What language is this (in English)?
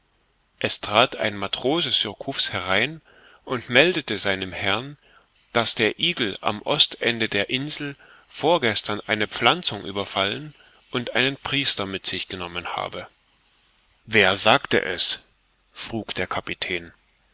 German